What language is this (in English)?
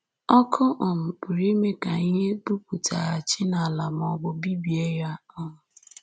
Igbo